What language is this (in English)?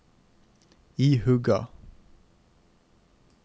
Norwegian